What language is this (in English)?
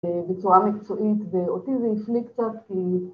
Hebrew